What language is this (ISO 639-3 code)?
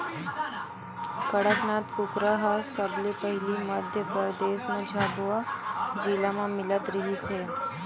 hne